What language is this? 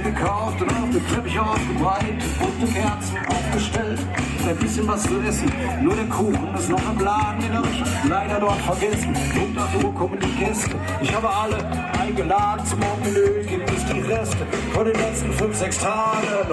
German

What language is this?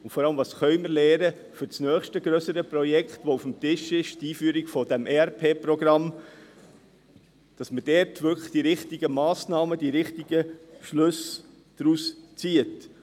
Swiss German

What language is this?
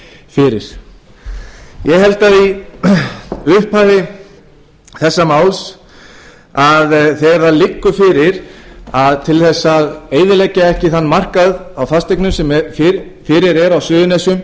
Icelandic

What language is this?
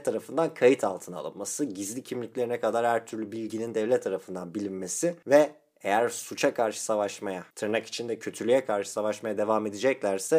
Turkish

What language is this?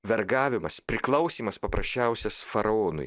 Lithuanian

